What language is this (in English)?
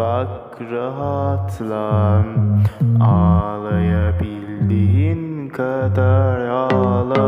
Turkish